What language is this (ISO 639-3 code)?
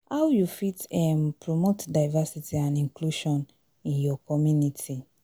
pcm